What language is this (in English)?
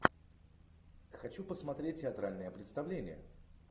Russian